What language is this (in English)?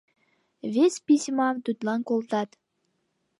Mari